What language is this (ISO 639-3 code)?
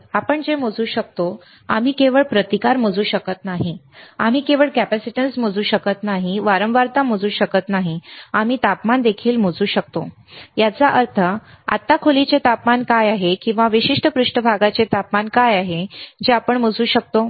mar